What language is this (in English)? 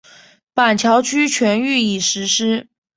Chinese